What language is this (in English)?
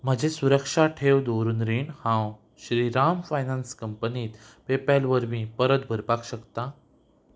Konkani